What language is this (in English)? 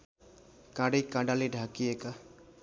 Nepali